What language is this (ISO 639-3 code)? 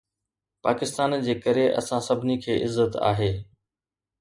snd